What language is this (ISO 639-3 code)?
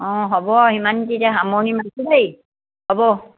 asm